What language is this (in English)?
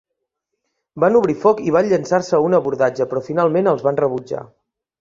Catalan